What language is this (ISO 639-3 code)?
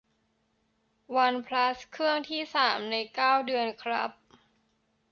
tha